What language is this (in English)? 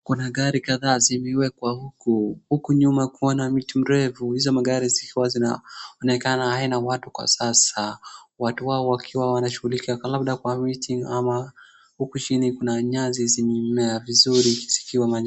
Swahili